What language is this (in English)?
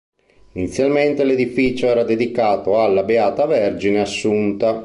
Italian